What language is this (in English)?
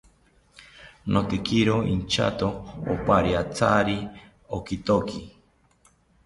South Ucayali Ashéninka